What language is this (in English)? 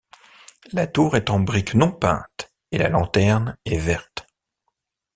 French